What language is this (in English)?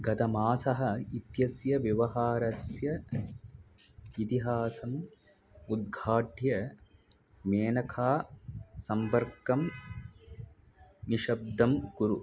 Sanskrit